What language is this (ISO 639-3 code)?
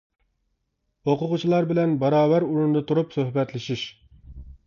uig